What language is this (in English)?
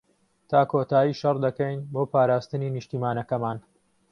Central Kurdish